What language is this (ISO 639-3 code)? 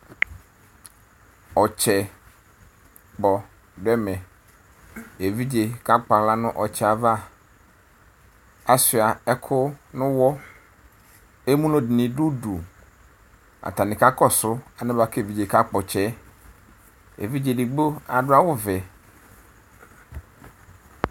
kpo